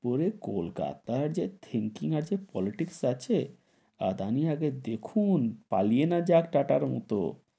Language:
Bangla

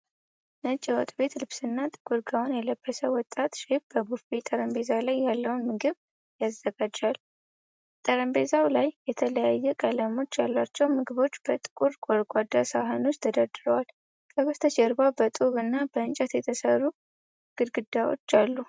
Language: Amharic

